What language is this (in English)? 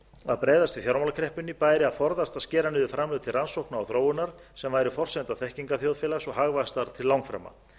Icelandic